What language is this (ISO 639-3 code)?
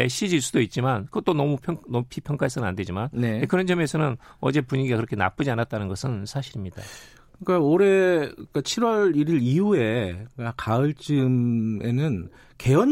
kor